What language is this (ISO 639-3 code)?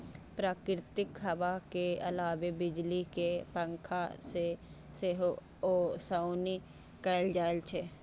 mai